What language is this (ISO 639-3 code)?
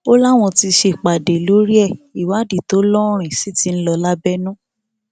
yor